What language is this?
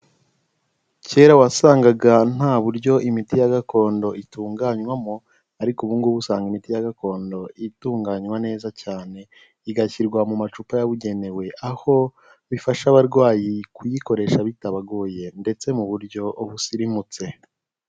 Kinyarwanda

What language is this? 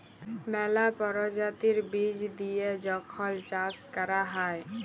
Bangla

